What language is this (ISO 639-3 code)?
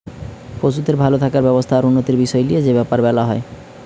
ben